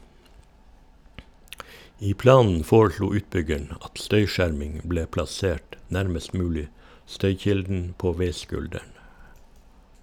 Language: Norwegian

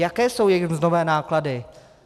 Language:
Czech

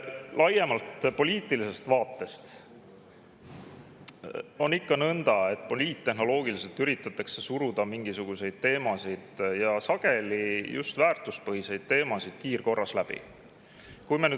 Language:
Estonian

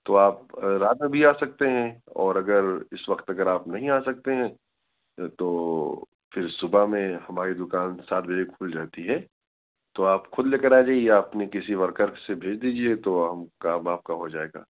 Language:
Urdu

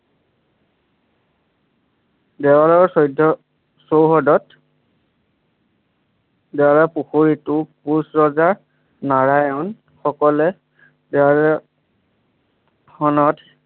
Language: Assamese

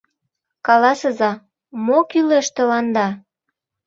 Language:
Mari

